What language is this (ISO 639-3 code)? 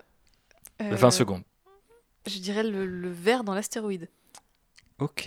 fra